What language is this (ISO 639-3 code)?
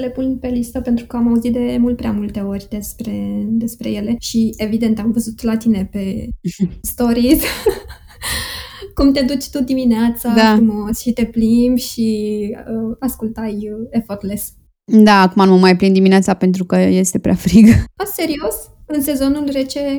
ron